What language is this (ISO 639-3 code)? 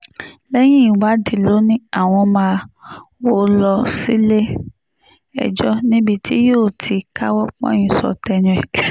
yor